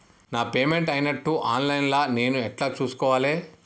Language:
Telugu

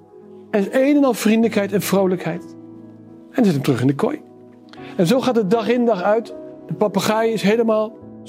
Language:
Dutch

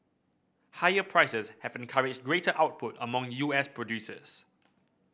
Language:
English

